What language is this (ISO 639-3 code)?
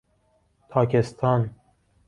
fas